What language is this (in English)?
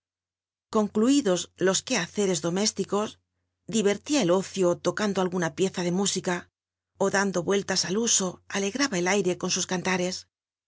Spanish